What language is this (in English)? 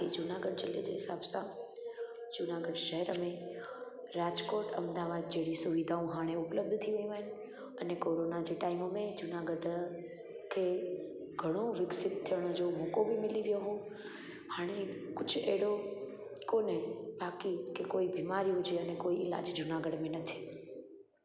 Sindhi